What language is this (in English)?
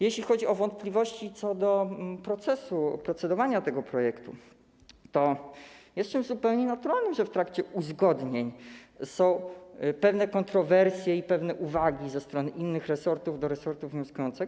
Polish